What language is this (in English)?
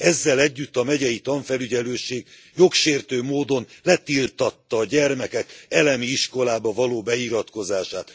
Hungarian